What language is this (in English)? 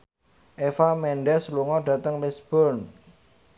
Javanese